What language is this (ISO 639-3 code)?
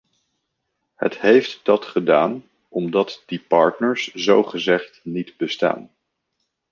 nld